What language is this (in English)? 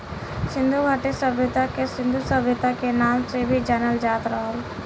Bhojpuri